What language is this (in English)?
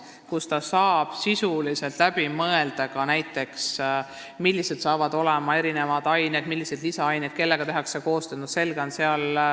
Estonian